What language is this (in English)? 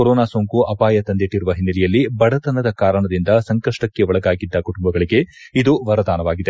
Kannada